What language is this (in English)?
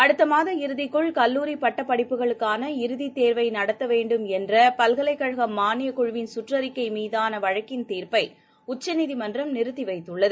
Tamil